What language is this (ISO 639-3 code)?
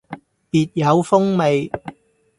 yue